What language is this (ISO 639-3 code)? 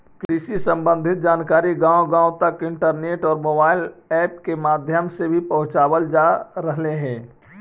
mag